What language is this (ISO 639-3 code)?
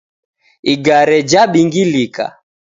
dav